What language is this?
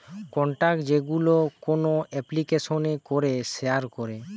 Bangla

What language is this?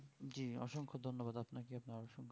Bangla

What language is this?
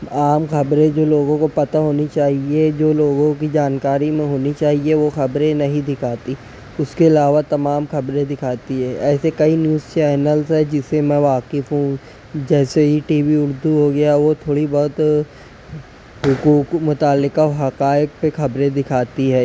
Urdu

